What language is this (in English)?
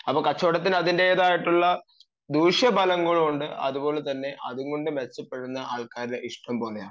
Malayalam